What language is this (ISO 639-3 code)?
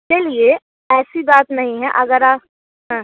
hin